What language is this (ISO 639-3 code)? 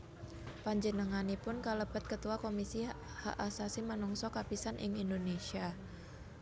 jav